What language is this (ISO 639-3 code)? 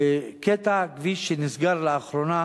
heb